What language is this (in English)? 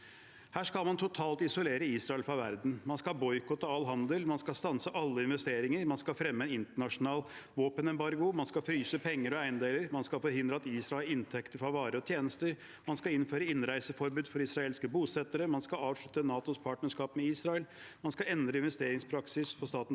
Norwegian